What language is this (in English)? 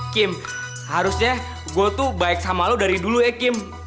Indonesian